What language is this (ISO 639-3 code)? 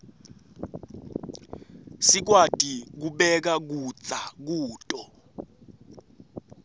ssw